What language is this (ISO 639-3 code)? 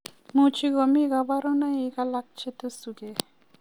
kln